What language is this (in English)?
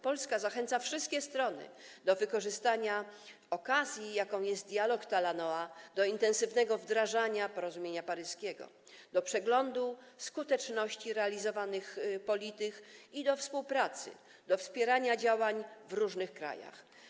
Polish